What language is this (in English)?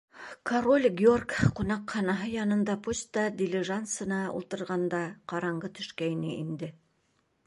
Bashkir